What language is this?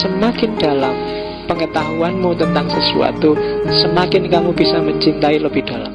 Indonesian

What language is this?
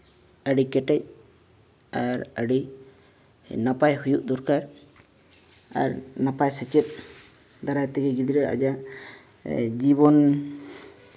Santali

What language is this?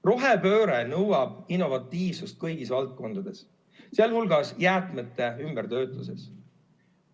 Estonian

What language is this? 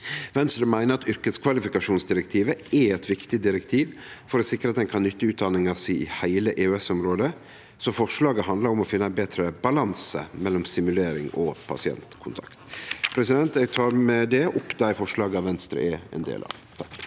Norwegian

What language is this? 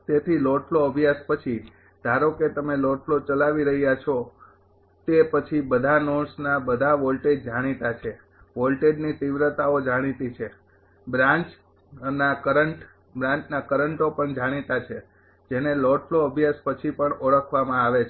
Gujarati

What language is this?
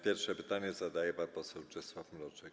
Polish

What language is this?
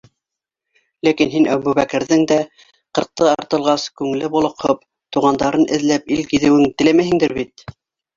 Bashkir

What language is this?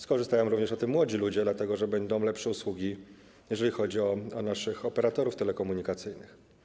Polish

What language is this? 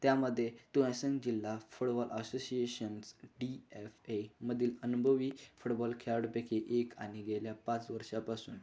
Marathi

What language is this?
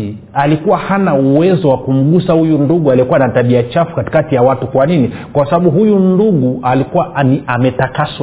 Swahili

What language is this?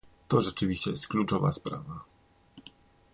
Polish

